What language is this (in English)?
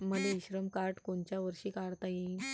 Marathi